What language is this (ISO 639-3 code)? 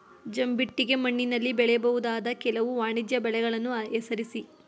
kan